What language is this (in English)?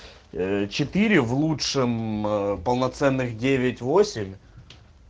Russian